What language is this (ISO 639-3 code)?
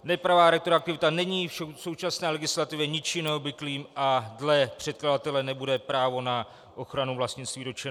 ces